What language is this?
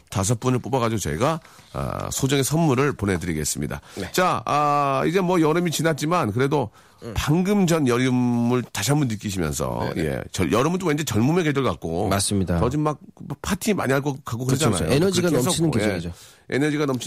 Korean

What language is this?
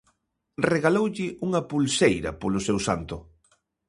Galician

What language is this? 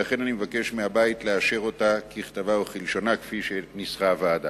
Hebrew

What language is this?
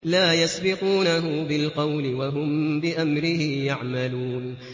Arabic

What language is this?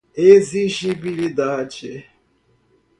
Portuguese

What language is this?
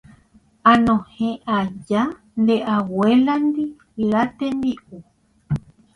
Guarani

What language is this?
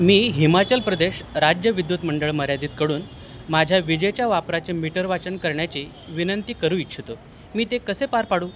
Marathi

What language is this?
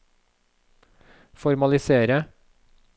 Norwegian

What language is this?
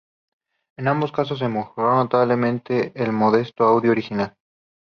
Spanish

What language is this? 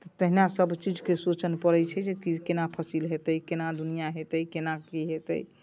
Maithili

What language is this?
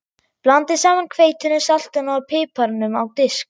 Icelandic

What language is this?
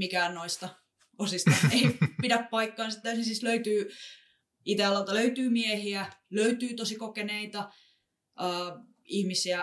Finnish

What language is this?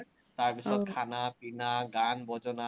Assamese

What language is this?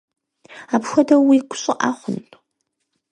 Kabardian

